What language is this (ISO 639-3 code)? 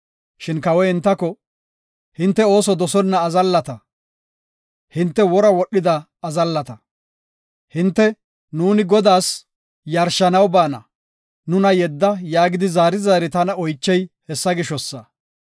gof